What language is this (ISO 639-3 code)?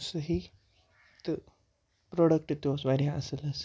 kas